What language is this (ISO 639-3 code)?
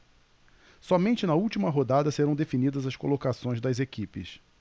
por